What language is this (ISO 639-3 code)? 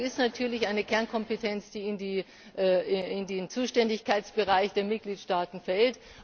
deu